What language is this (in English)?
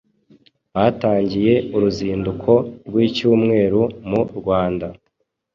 Kinyarwanda